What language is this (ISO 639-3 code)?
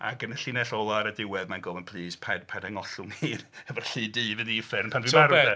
cym